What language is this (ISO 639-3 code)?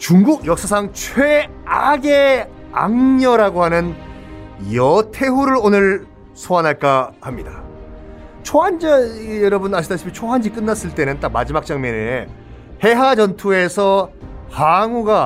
kor